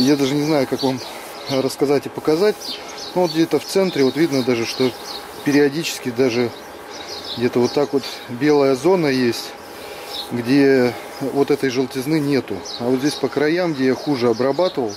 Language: Russian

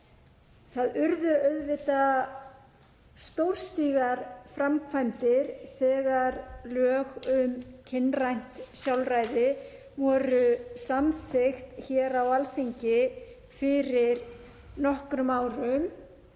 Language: Icelandic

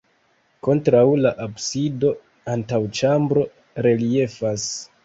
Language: Esperanto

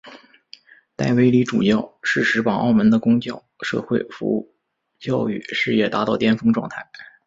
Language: Chinese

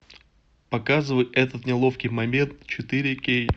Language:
Russian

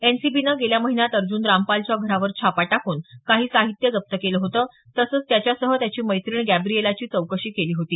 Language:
Marathi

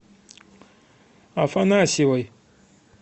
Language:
Russian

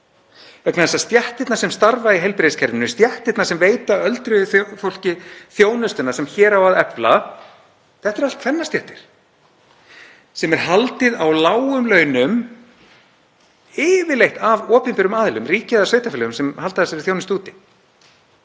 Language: Icelandic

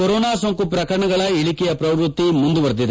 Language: Kannada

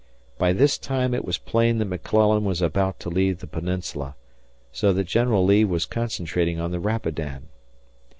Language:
English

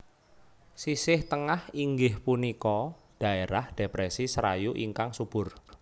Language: Javanese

